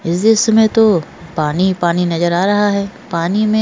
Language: Hindi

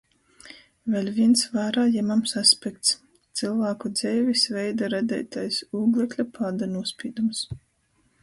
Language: Latgalian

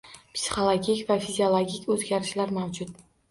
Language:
Uzbek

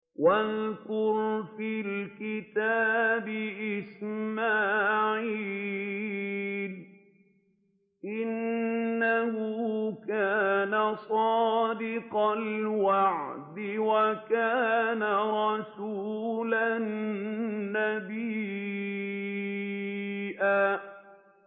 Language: Arabic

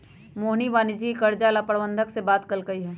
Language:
Magahi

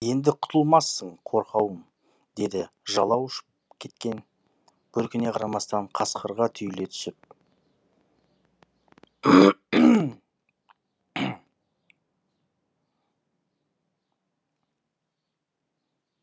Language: Kazakh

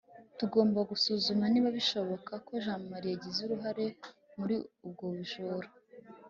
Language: Kinyarwanda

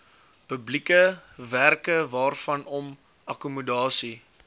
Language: Afrikaans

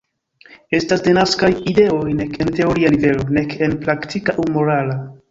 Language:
Esperanto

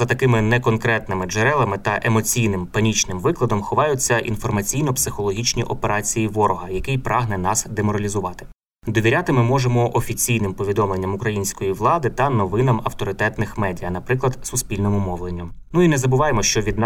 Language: Ukrainian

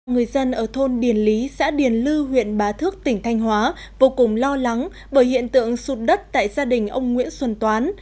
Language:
Vietnamese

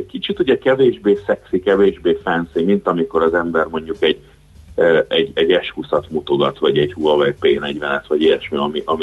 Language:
Hungarian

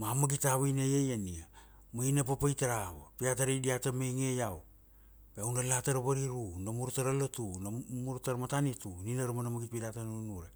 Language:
Kuanua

